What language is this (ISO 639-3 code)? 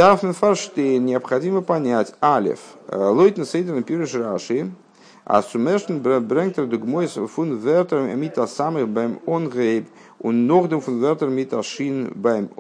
rus